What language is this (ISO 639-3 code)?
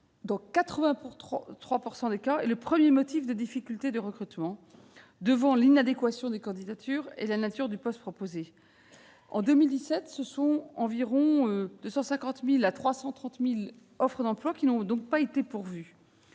fra